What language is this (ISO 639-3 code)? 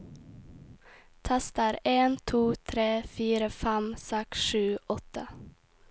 nor